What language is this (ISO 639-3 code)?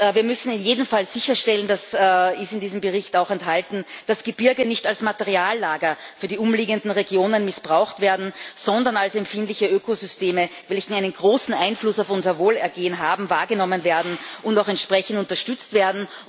deu